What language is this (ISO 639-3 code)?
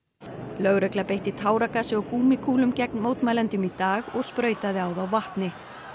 isl